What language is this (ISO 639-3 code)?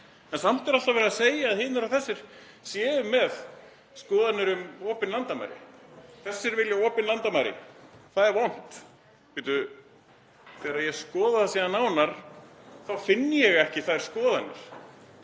isl